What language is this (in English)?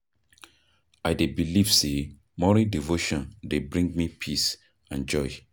Nigerian Pidgin